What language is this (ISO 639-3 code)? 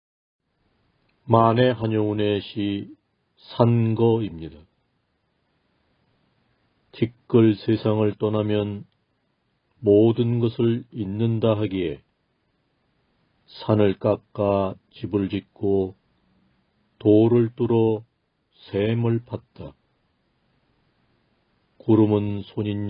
kor